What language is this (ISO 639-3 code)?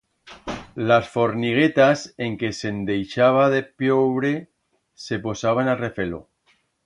arg